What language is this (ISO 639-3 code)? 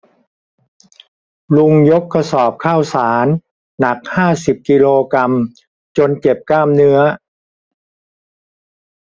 tha